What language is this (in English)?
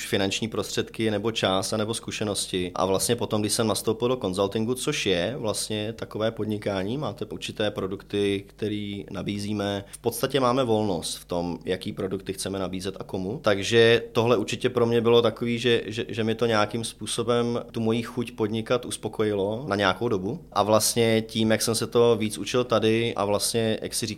Czech